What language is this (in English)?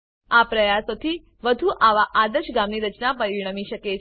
Gujarati